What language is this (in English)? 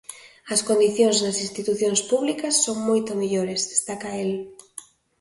Galician